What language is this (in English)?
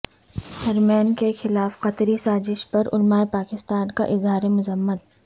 Urdu